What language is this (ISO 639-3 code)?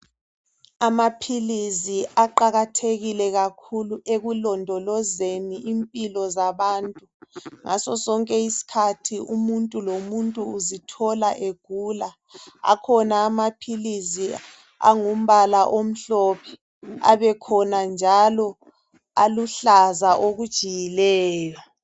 nde